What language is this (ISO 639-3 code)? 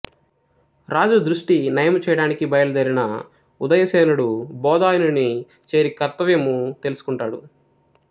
tel